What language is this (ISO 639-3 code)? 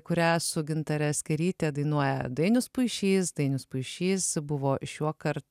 lit